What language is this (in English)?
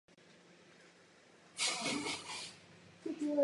Czech